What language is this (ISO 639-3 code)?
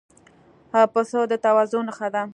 pus